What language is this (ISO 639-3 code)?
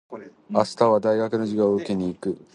jpn